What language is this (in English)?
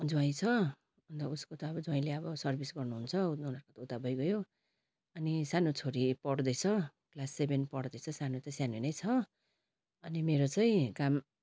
Nepali